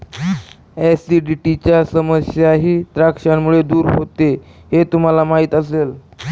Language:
Marathi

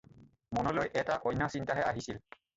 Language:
Assamese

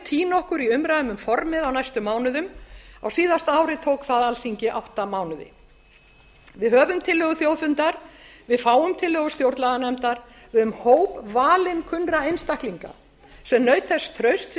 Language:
Icelandic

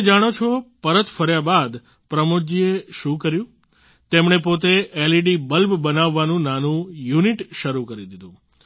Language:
Gujarati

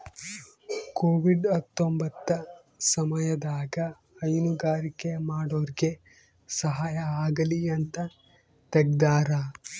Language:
Kannada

